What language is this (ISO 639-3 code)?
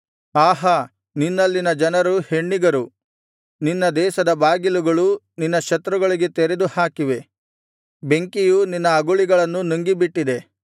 kan